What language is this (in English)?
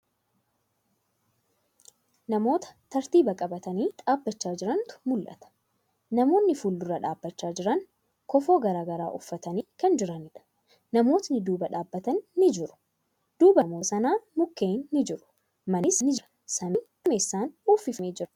Oromo